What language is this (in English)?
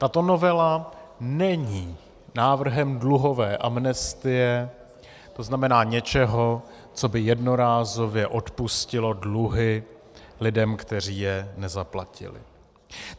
Czech